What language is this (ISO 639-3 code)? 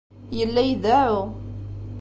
kab